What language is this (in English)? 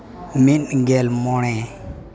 Santali